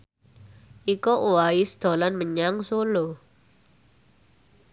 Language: Javanese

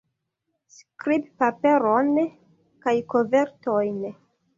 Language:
Esperanto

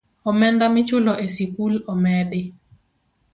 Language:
Luo (Kenya and Tanzania)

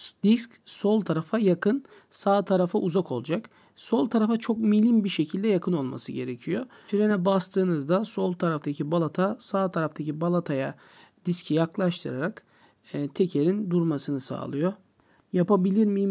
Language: Turkish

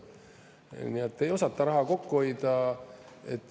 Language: Estonian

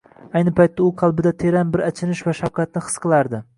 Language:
Uzbek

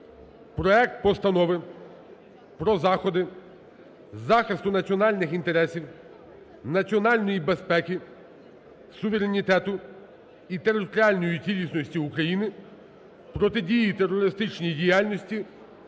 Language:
Ukrainian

